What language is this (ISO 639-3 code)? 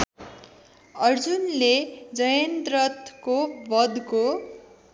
nep